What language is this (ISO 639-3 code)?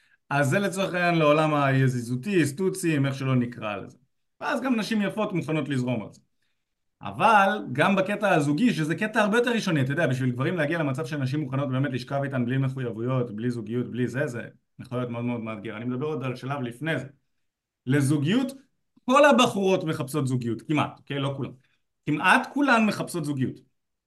heb